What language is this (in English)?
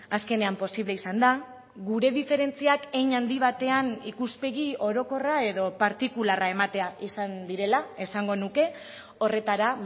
Basque